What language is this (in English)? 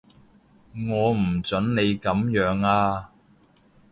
Cantonese